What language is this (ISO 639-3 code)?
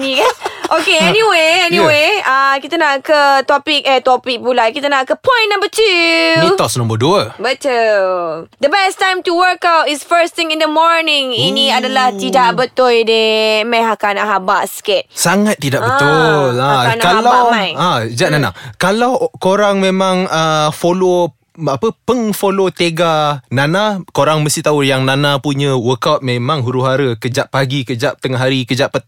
msa